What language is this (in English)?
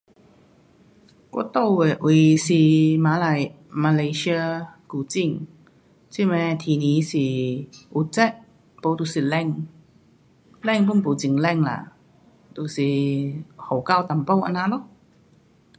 Pu-Xian Chinese